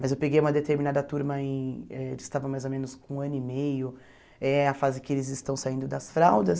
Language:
Portuguese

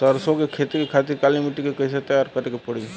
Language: Bhojpuri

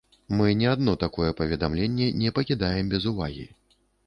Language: Belarusian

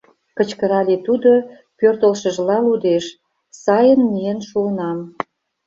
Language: Mari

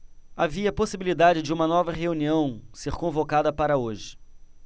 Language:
Portuguese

